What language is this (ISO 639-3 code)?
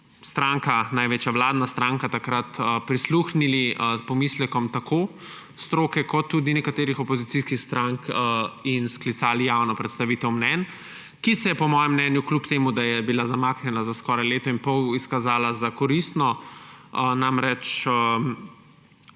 slv